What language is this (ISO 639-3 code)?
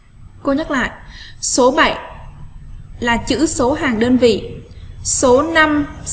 vie